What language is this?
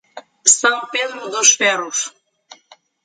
Portuguese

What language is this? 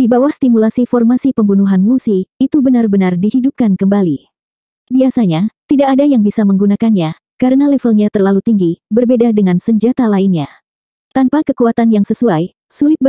Indonesian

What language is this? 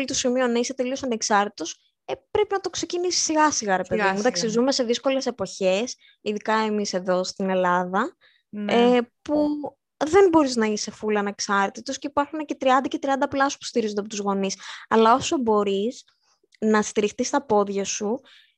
Greek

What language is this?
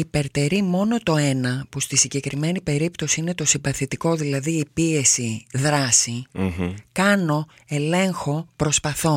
Greek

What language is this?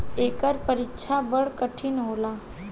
Bhojpuri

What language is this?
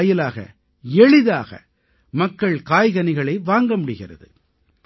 Tamil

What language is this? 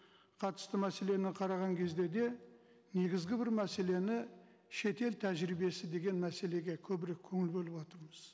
Kazakh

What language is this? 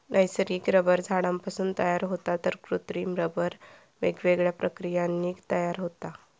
Marathi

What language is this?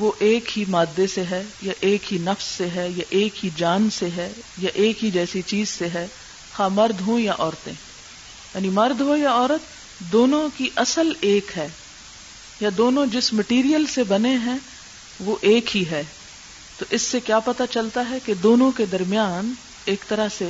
Urdu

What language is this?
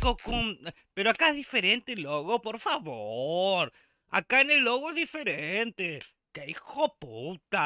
Spanish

